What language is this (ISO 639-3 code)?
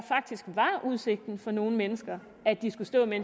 dan